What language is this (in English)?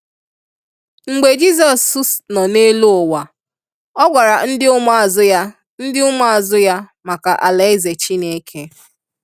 Igbo